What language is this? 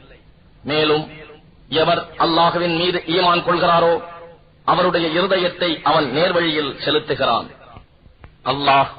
Tamil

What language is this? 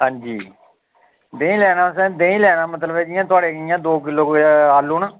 Dogri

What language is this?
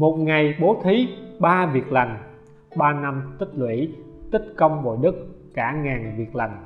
Vietnamese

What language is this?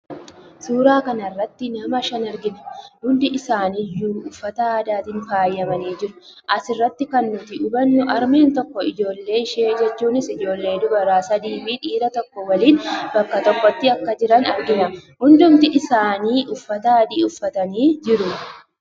Oromo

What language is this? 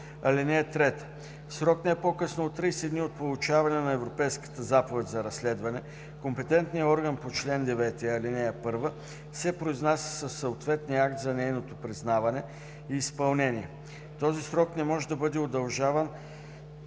Bulgarian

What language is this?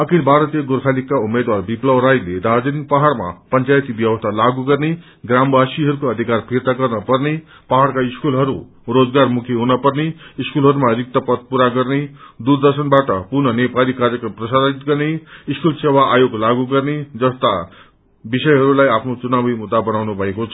Nepali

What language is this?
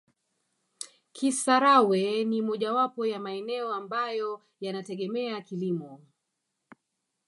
Swahili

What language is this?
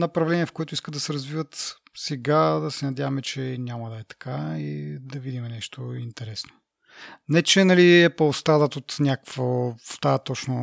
Bulgarian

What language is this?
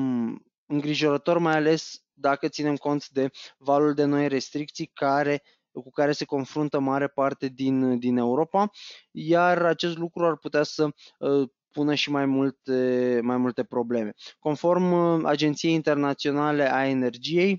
Romanian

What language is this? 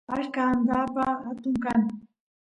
Santiago del Estero Quichua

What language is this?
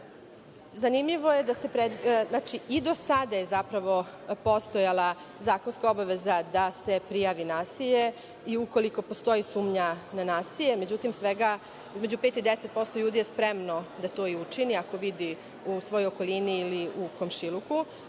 Serbian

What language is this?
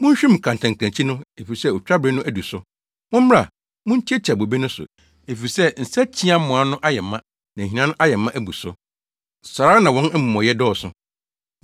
Akan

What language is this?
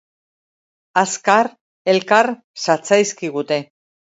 Basque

